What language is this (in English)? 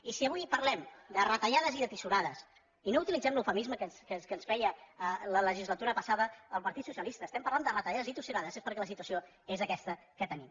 Catalan